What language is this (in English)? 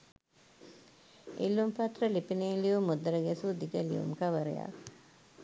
Sinhala